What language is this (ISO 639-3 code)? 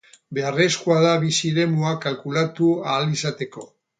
eus